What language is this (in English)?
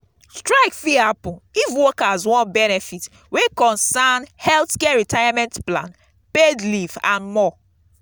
Nigerian Pidgin